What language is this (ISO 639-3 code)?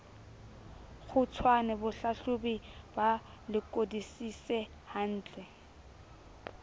sot